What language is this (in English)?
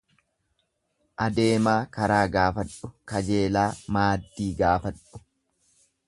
Oromo